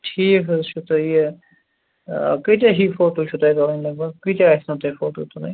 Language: Kashmiri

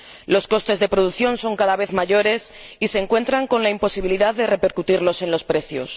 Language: Spanish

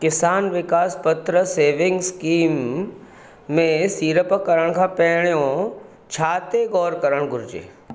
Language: Sindhi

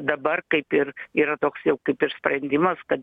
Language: Lithuanian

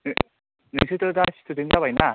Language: Bodo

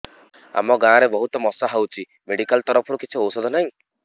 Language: Odia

